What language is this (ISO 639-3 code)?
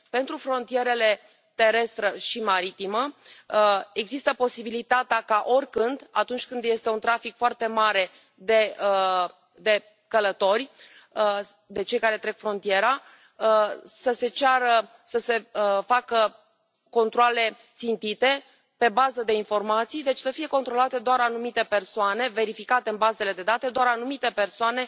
ron